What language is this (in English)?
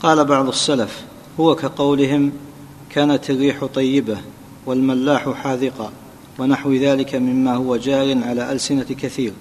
Arabic